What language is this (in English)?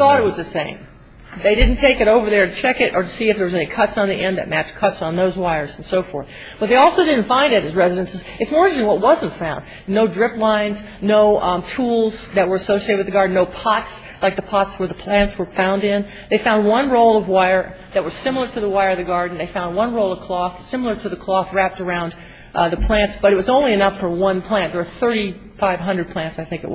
English